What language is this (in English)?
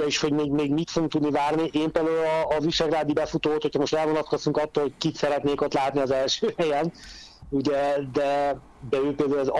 Hungarian